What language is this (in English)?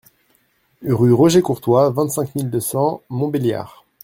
French